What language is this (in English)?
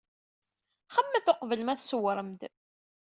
Kabyle